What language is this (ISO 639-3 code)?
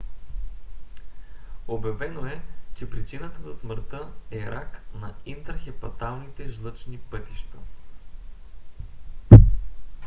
bul